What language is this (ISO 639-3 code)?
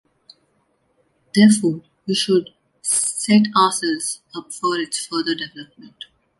eng